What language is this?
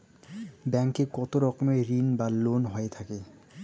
Bangla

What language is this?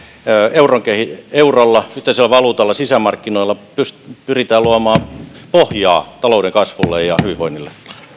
Finnish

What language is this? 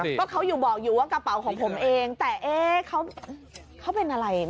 Thai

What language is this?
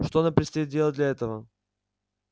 Russian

